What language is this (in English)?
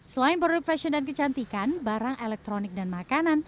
Indonesian